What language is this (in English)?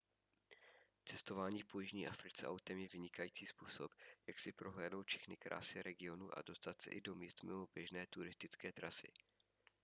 Czech